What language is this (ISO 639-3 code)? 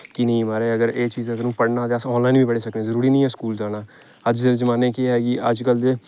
doi